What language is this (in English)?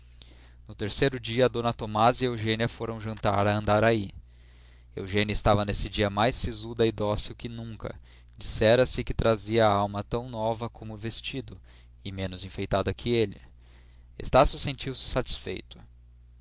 Portuguese